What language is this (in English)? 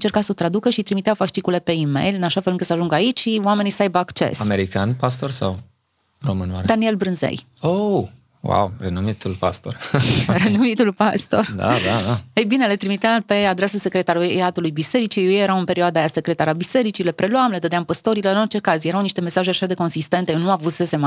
Romanian